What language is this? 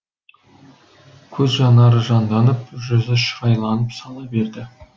Kazakh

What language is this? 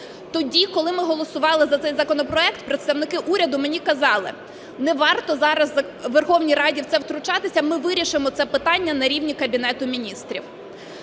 Ukrainian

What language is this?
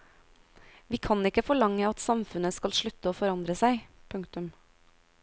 Norwegian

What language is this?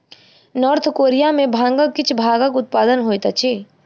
Maithili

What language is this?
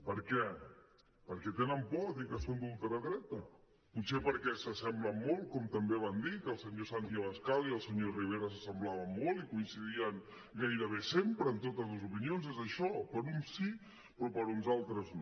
Catalan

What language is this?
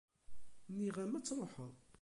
Kabyle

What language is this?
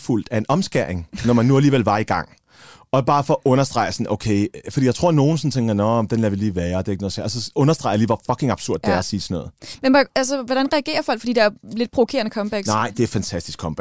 Danish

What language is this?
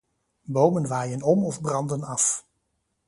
Dutch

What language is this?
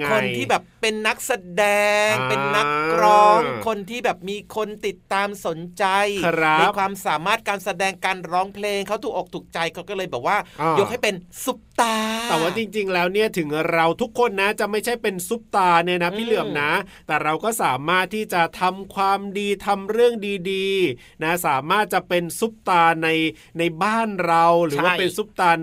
Thai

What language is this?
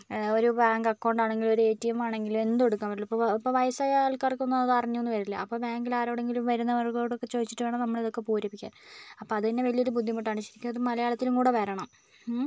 Malayalam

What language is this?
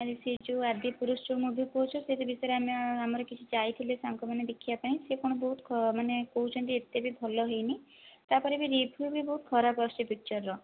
Odia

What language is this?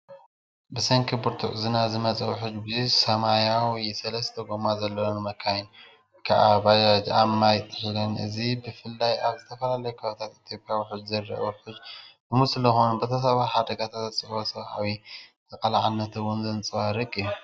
Tigrinya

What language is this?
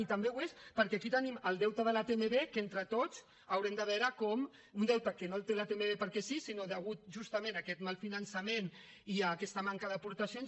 Catalan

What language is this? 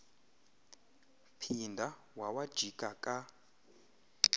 Xhosa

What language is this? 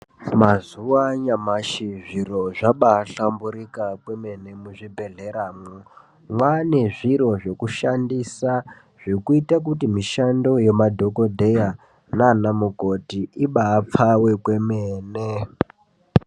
Ndau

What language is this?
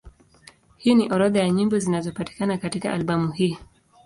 Swahili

